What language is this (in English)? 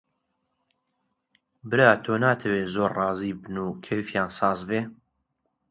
Central Kurdish